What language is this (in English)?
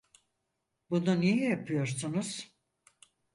Turkish